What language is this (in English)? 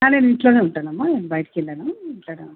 Telugu